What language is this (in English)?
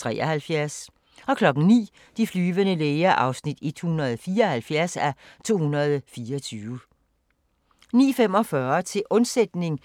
Danish